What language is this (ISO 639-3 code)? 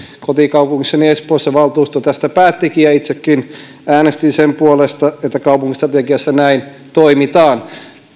fin